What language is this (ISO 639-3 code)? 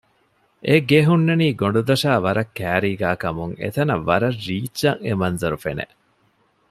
div